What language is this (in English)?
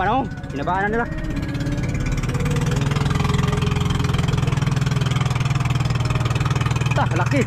Filipino